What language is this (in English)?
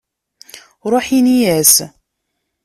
Kabyle